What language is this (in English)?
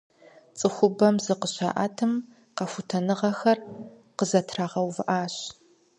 Kabardian